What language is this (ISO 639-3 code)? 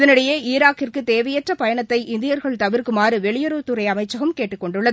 tam